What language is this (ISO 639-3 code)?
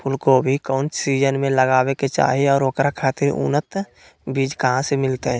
mag